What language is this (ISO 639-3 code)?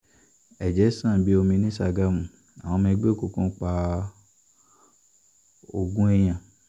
yor